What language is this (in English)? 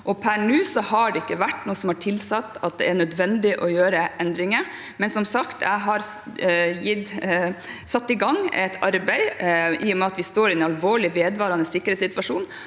Norwegian